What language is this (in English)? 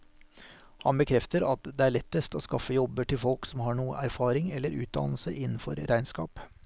Norwegian